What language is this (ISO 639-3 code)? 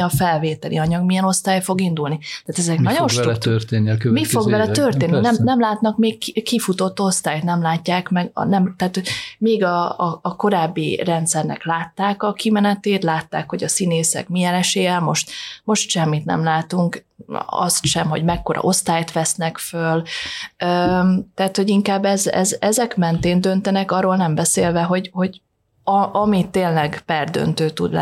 hun